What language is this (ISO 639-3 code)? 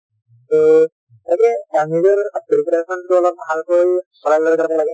asm